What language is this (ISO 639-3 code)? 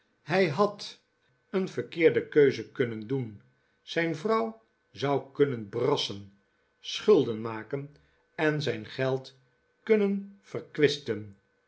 nld